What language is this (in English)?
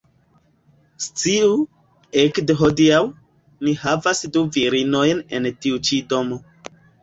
Esperanto